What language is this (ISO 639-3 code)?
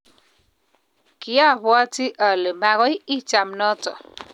kln